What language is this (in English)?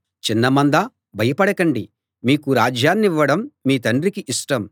Telugu